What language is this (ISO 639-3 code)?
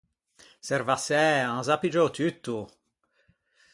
lij